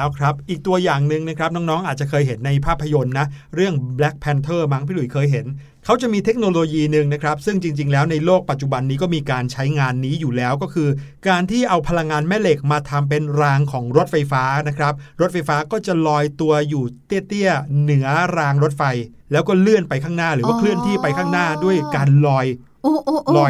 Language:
Thai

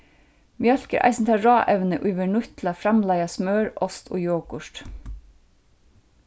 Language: Faroese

